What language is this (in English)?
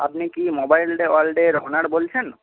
Bangla